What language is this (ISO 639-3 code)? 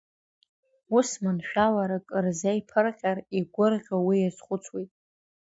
abk